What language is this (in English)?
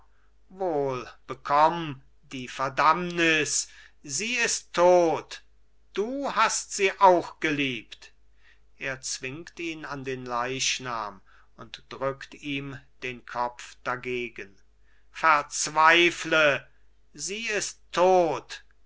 German